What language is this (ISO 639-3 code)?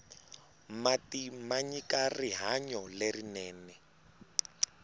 tso